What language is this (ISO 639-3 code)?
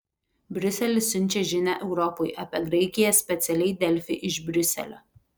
lit